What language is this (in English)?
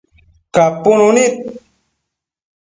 Matsés